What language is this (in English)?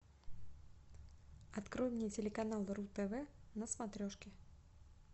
Russian